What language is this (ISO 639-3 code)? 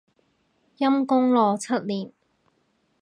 yue